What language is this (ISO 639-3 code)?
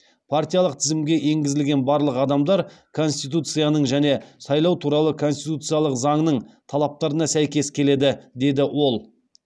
kaz